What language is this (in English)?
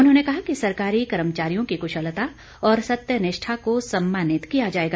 Hindi